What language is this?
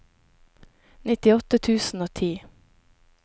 Norwegian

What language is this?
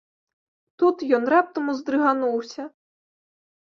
Belarusian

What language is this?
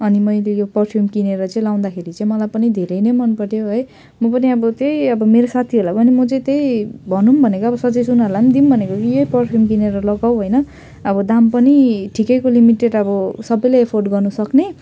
Nepali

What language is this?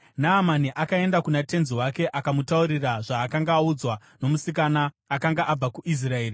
Shona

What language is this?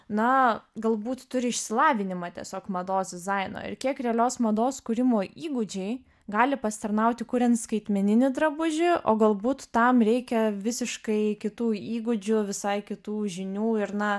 Lithuanian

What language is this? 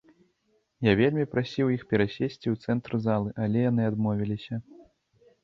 Belarusian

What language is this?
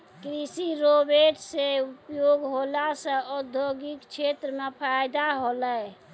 Maithili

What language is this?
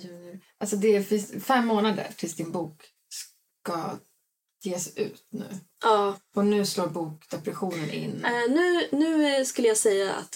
Swedish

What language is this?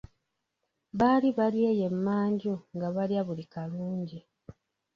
Ganda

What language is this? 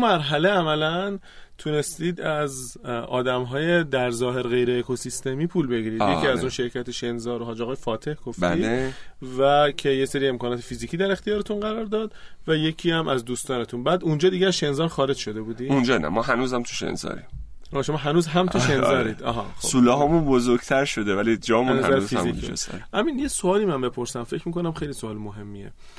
Persian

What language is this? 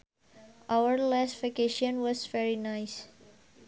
Sundanese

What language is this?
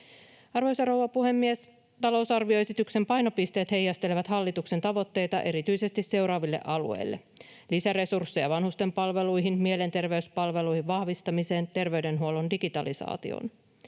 Finnish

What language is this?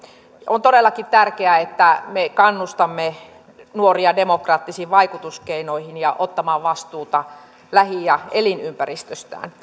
Finnish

